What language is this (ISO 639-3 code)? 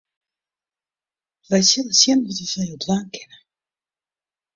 fry